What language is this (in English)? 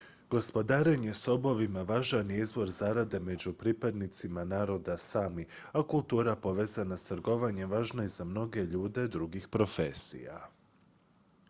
Croatian